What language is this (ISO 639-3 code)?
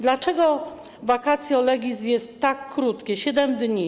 pol